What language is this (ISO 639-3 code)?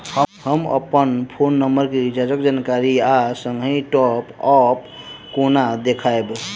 mai